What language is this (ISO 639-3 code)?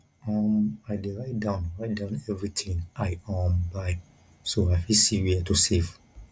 pcm